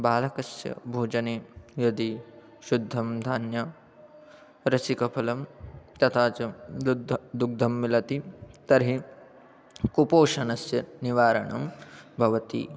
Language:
Sanskrit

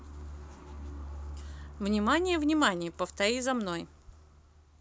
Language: Russian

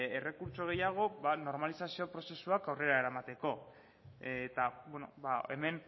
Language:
Basque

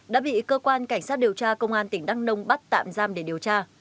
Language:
Vietnamese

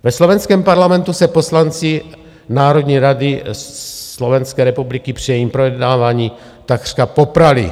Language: Czech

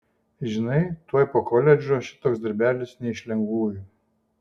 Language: Lithuanian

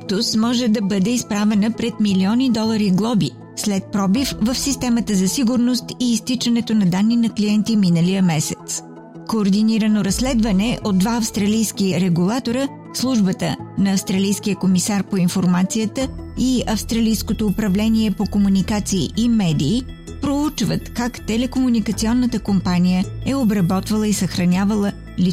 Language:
Bulgarian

